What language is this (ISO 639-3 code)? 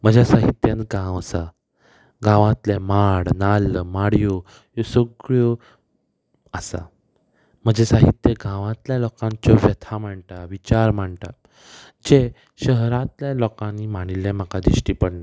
kok